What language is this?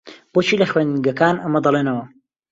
Central Kurdish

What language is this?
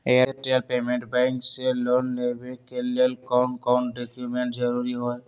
Magahi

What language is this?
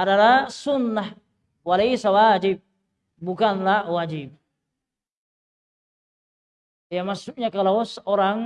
Indonesian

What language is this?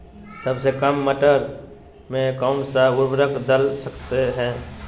Magahi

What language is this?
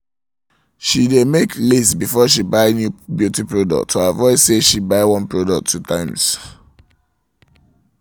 Nigerian Pidgin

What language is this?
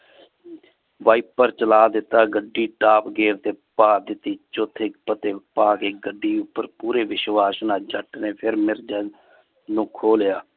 Punjabi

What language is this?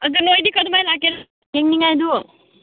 Manipuri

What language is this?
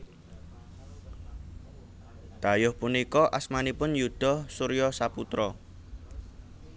Javanese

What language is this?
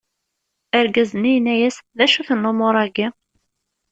Kabyle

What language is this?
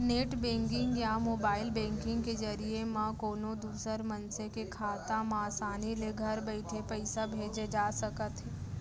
Chhattisgarhi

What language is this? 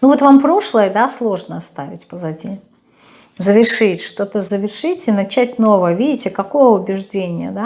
Russian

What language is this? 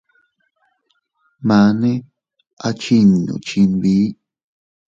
Teutila Cuicatec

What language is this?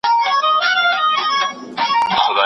Pashto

